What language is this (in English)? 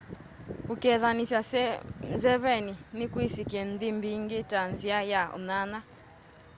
Kamba